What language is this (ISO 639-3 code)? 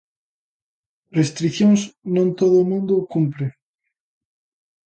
glg